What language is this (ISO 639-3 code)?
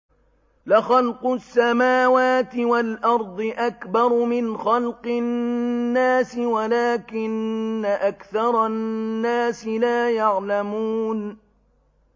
ara